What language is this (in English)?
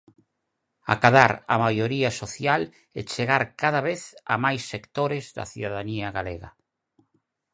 Galician